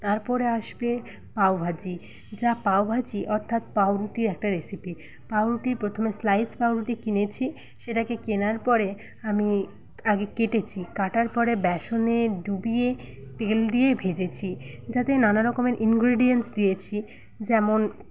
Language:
Bangla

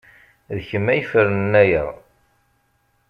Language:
Kabyle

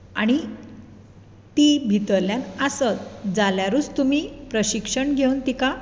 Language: Konkani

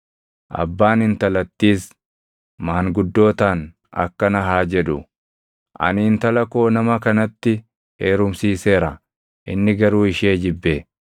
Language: Oromo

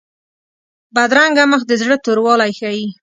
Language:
Pashto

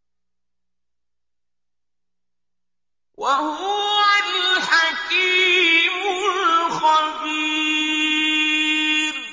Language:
Arabic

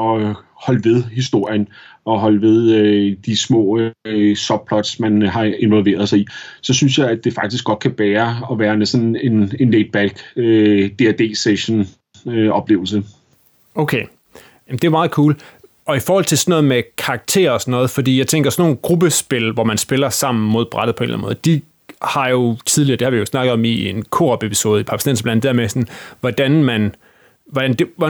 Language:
Danish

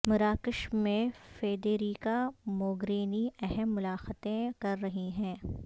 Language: Urdu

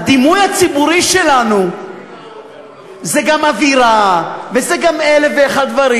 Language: Hebrew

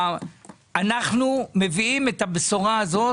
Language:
Hebrew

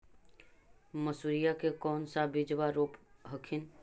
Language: Magahi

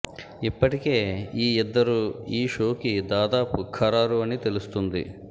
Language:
Telugu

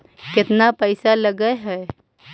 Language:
Magahi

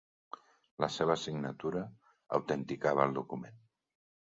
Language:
Catalan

